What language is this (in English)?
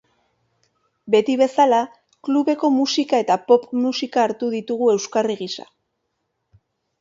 Basque